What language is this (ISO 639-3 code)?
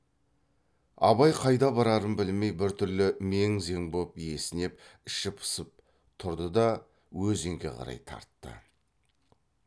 kaz